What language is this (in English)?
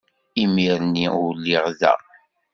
Kabyle